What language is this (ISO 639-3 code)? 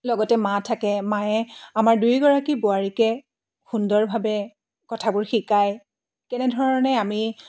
asm